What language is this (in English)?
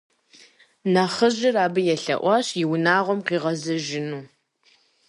Kabardian